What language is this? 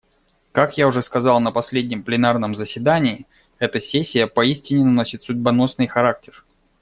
Russian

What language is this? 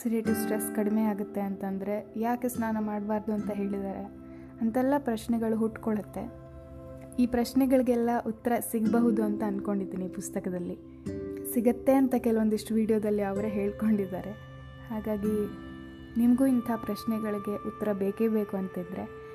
Kannada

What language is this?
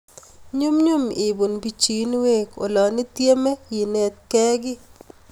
Kalenjin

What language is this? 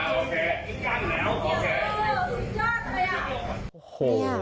Thai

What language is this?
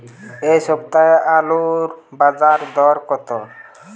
Bangla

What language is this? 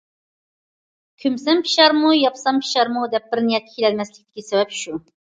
Uyghur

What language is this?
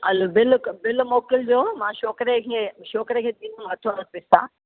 Sindhi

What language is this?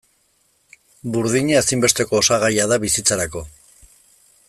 Basque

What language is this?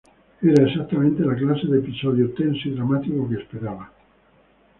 Spanish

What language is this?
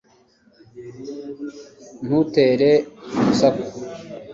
Kinyarwanda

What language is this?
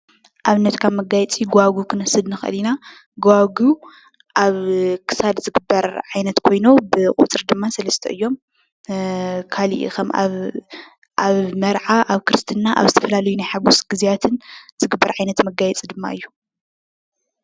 Tigrinya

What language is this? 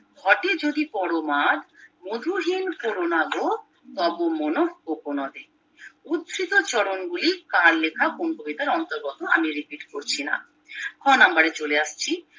Bangla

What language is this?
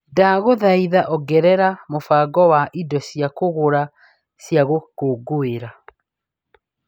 Kikuyu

